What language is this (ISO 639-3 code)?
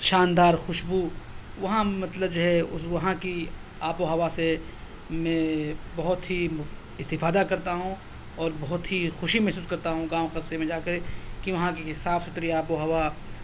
urd